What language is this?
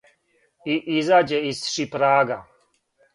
Serbian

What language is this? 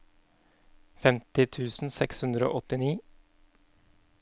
Norwegian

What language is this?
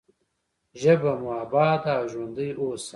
Pashto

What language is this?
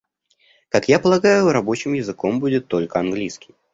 Russian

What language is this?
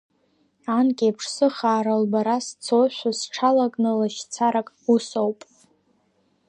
Abkhazian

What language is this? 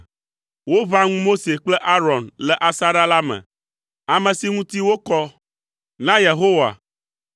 Ewe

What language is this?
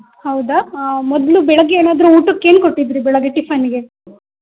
Kannada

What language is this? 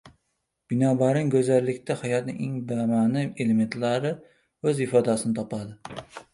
Uzbek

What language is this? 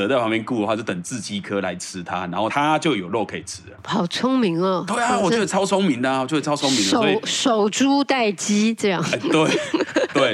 Chinese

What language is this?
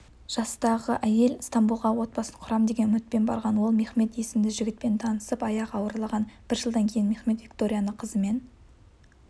Kazakh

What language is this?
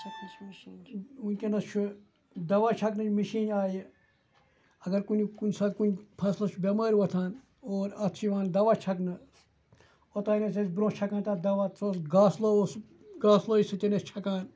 Kashmiri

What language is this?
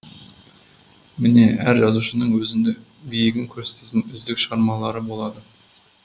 Kazakh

